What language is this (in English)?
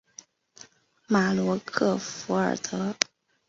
Chinese